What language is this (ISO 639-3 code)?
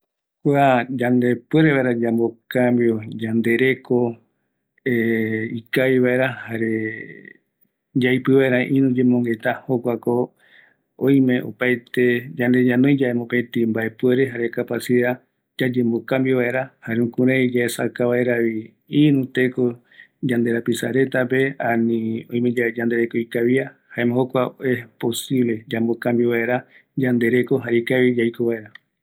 gui